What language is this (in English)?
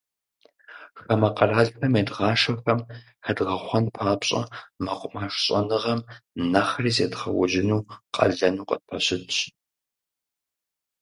Kabardian